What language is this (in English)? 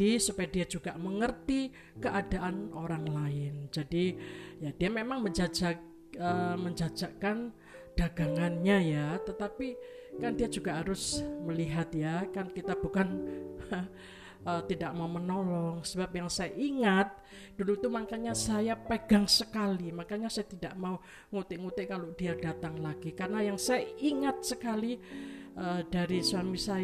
Indonesian